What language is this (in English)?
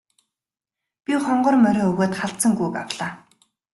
Mongolian